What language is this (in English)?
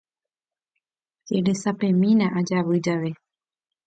Guarani